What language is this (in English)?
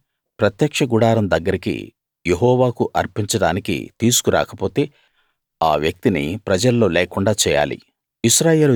Telugu